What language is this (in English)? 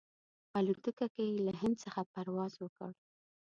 Pashto